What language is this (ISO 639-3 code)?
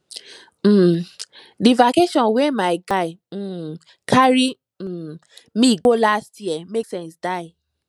pcm